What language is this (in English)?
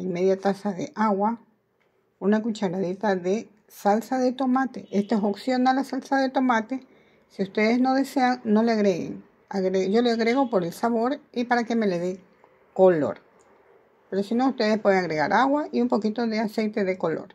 Spanish